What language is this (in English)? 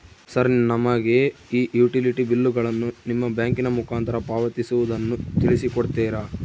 Kannada